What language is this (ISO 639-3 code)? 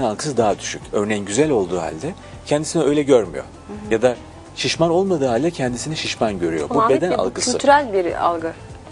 tur